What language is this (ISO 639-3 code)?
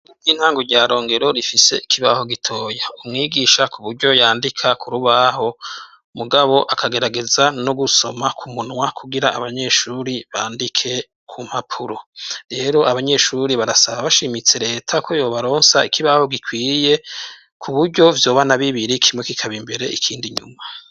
run